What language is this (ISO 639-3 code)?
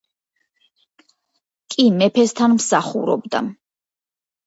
kat